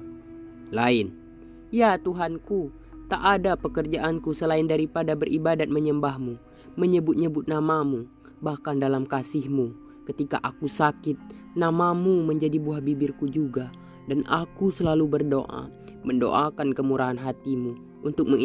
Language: Indonesian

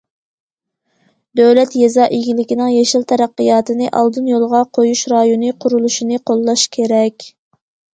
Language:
Uyghur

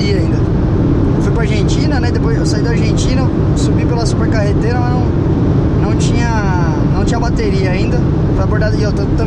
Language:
Portuguese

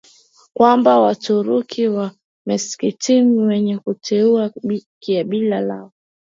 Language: Swahili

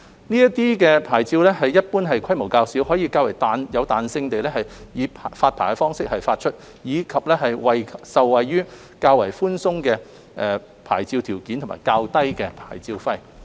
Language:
Cantonese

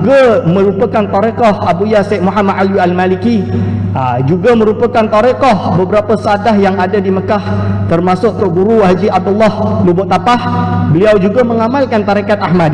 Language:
Malay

